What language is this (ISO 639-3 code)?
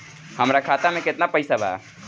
bho